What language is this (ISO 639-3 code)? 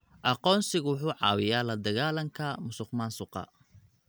som